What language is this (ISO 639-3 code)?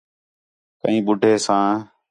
xhe